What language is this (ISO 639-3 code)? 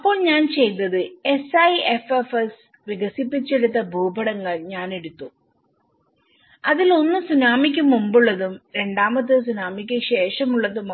mal